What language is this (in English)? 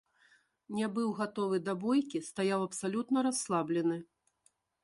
Belarusian